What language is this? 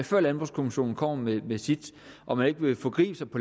Danish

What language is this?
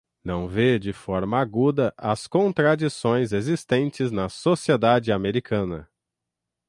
Portuguese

